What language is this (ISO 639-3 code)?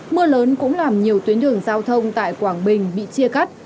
vie